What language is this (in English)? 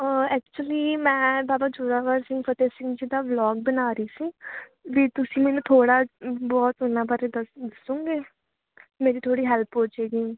Punjabi